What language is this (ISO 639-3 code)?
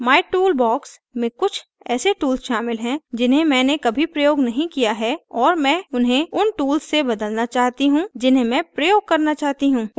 hin